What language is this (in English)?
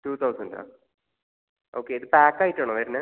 Malayalam